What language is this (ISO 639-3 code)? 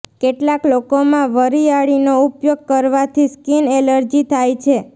guj